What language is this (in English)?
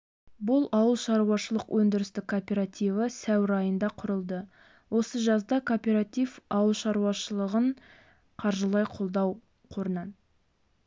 Kazakh